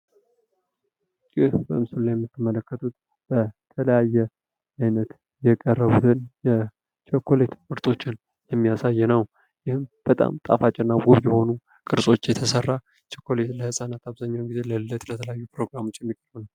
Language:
Amharic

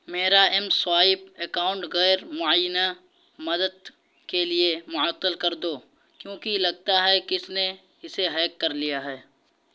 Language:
Urdu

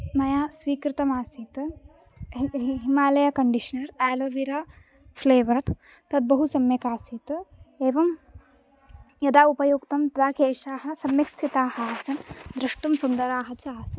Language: Sanskrit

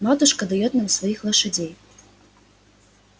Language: Russian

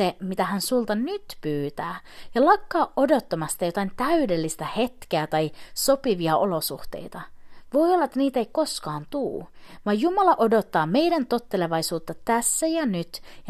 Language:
Finnish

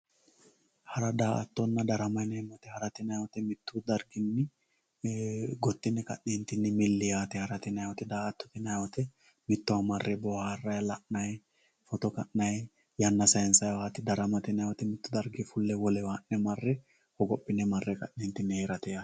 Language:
Sidamo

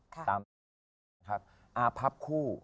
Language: Thai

